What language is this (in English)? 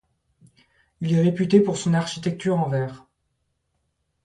French